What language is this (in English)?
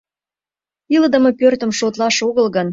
Mari